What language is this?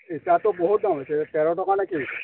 Assamese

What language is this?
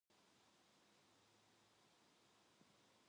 Korean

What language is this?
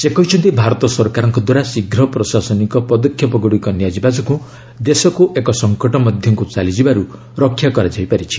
Odia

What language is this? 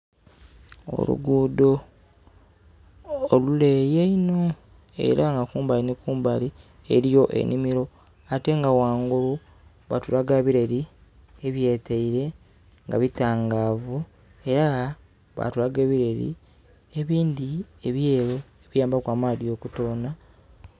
Soga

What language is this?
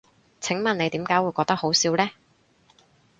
Cantonese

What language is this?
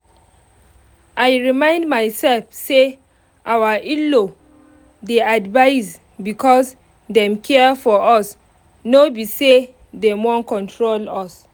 Nigerian Pidgin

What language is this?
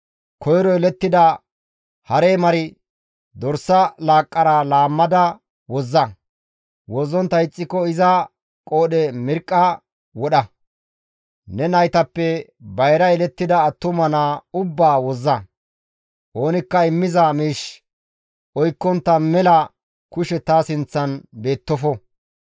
Gamo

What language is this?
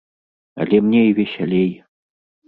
Belarusian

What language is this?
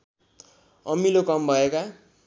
Nepali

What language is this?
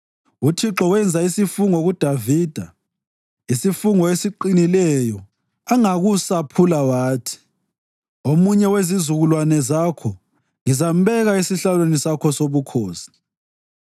North Ndebele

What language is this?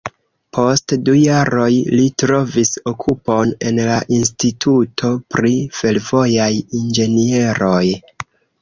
Esperanto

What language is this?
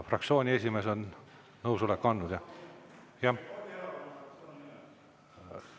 Estonian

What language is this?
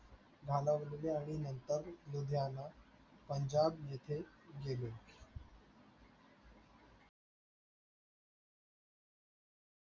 Marathi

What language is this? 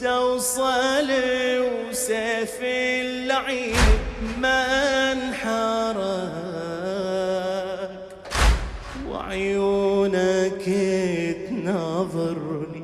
Arabic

